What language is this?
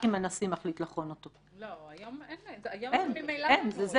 Hebrew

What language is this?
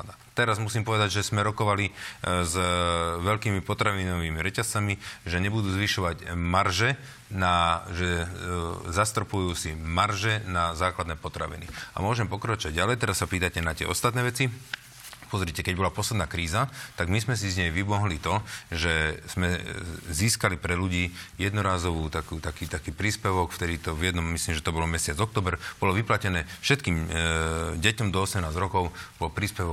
Slovak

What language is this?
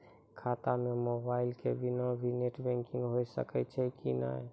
Maithili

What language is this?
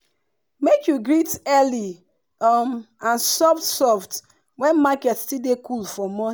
Nigerian Pidgin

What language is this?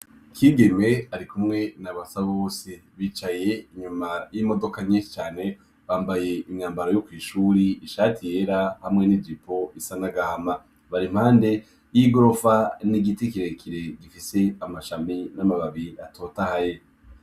Rundi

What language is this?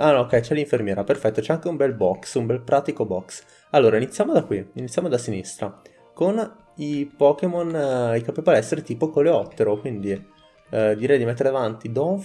Italian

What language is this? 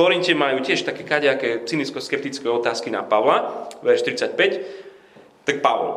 Slovak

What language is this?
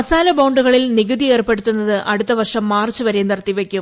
Malayalam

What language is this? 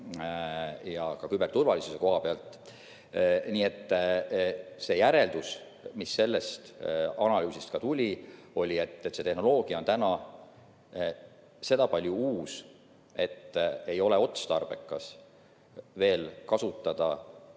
Estonian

